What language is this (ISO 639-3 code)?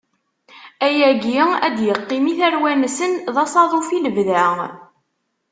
kab